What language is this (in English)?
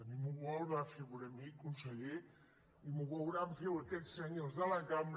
Catalan